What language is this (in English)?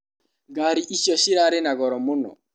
Kikuyu